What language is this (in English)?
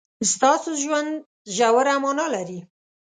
Pashto